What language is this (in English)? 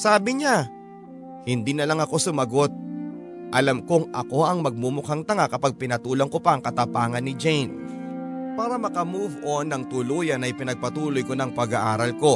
Filipino